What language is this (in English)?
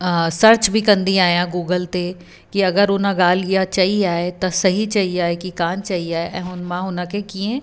Sindhi